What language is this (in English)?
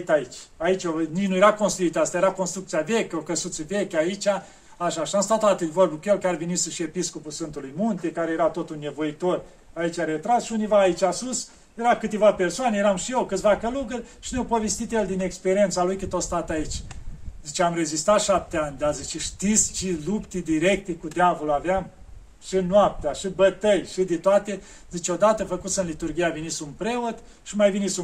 Romanian